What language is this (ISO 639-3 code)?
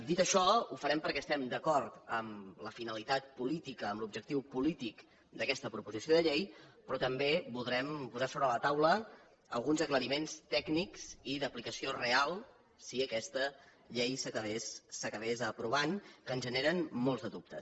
cat